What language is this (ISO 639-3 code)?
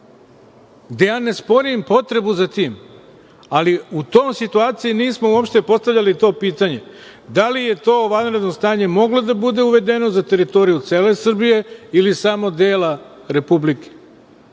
srp